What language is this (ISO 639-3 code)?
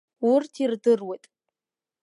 abk